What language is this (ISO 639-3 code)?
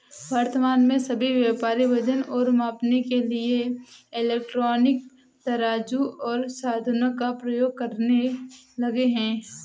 hin